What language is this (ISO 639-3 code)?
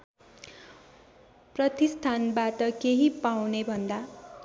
nep